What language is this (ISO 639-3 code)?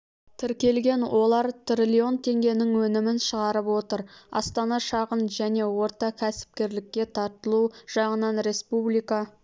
kaz